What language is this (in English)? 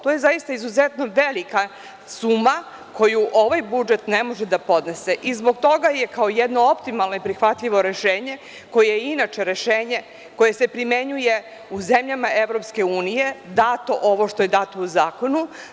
Serbian